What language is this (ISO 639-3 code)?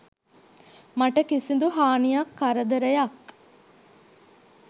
sin